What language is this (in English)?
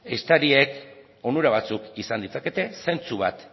Basque